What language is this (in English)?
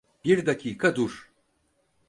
Turkish